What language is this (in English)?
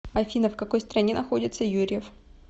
Russian